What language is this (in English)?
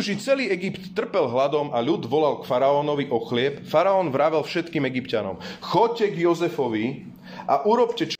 Slovak